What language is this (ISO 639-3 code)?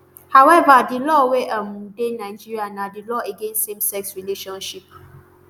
pcm